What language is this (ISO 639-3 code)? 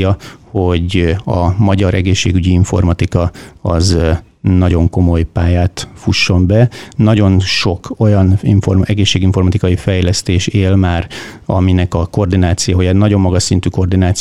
hun